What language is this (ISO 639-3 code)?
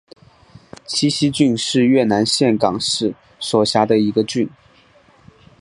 zho